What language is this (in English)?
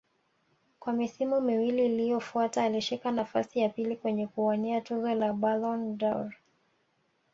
Swahili